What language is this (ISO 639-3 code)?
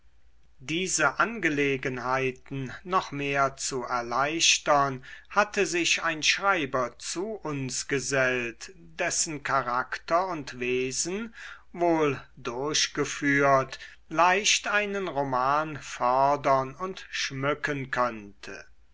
deu